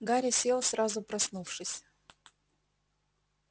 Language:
Russian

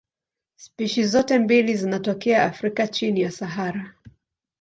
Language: Swahili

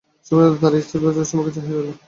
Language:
Bangla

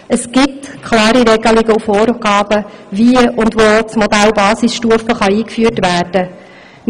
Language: Swiss German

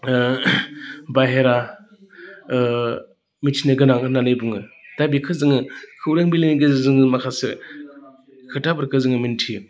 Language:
Bodo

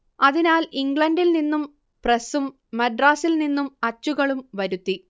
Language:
Malayalam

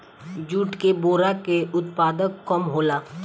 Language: Bhojpuri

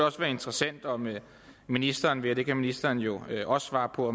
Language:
Danish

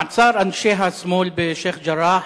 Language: Hebrew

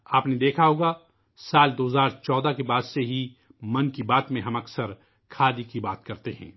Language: Urdu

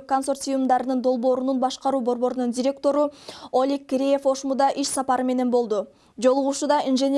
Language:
Turkish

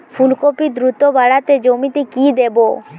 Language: Bangla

